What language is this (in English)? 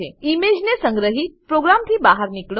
Gujarati